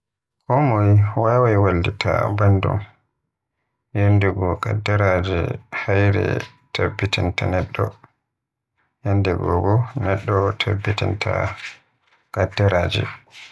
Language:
Western Niger Fulfulde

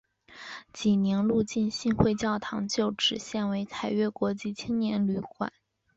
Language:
Chinese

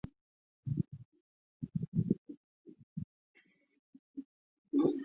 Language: Chinese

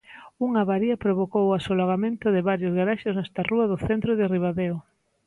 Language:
Galician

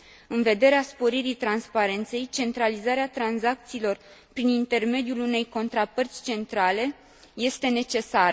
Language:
Romanian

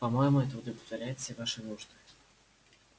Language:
Russian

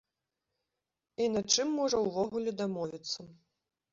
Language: Belarusian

